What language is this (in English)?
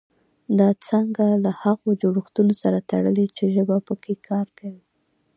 Pashto